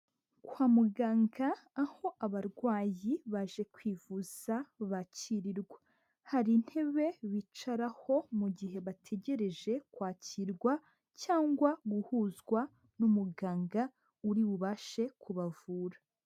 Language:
Kinyarwanda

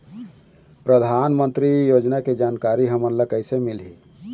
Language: Chhattisgarhi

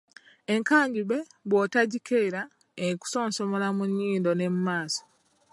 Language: Ganda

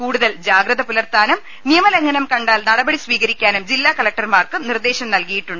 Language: Malayalam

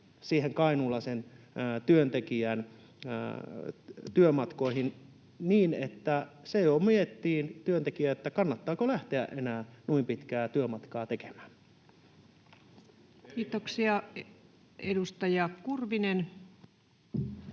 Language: Finnish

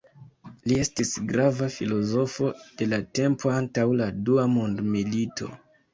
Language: Esperanto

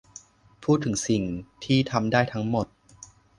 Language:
Thai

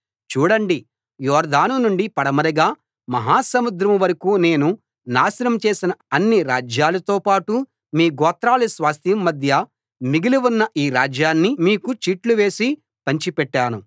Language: Telugu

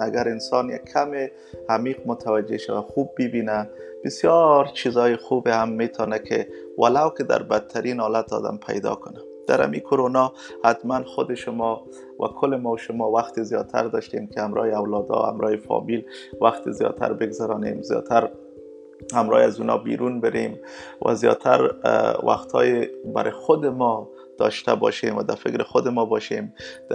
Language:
Persian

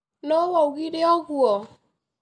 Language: Kikuyu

